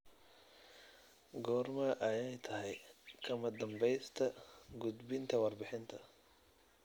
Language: Somali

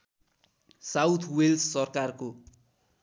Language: Nepali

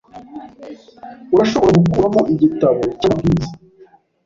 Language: Kinyarwanda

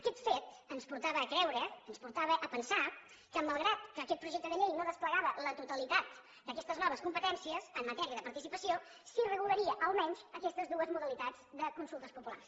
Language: Catalan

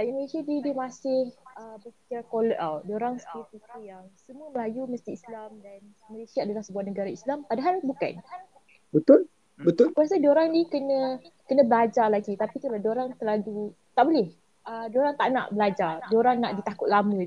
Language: Malay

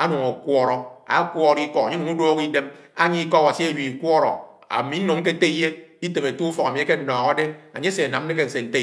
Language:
Anaang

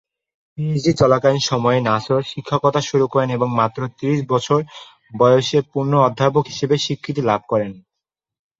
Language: Bangla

